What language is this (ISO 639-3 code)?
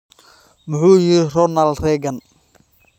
som